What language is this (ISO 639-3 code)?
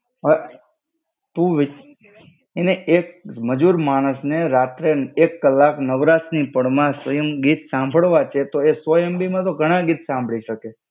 guj